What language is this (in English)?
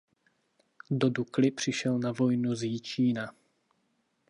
Czech